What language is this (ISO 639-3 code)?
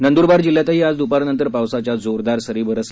mar